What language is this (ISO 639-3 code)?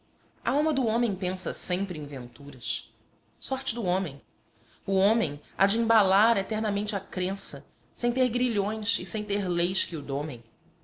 por